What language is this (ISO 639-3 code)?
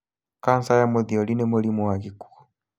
kik